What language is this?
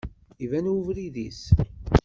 Kabyle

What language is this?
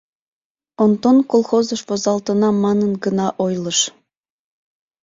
Mari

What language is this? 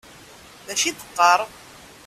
Kabyle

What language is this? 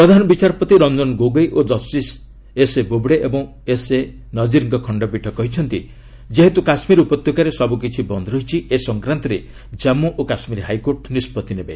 Odia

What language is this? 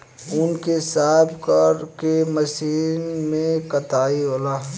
Bhojpuri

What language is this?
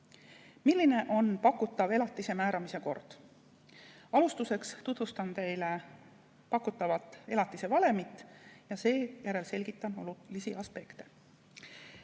Estonian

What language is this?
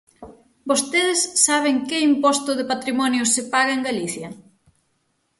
Galician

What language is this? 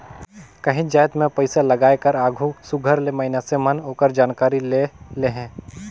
Chhattisgarhi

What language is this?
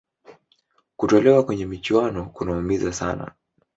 Swahili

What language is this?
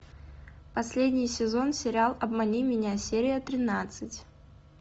Russian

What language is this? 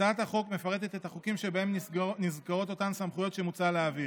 Hebrew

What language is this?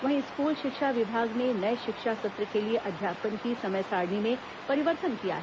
Hindi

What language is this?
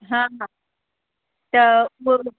Sindhi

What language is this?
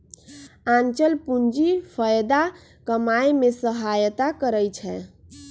Magahi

